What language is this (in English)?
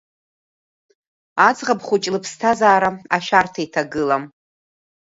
Abkhazian